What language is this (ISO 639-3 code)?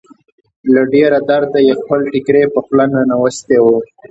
pus